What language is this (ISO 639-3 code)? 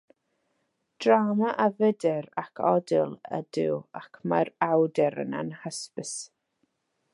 cym